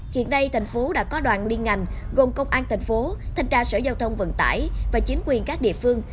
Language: Vietnamese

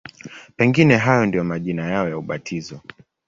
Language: Swahili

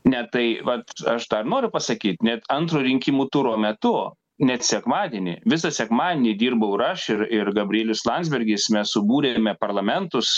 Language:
Lithuanian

